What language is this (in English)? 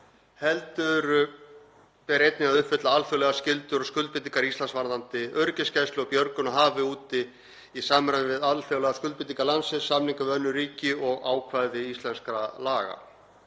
Icelandic